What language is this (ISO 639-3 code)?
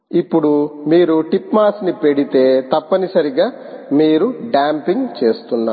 tel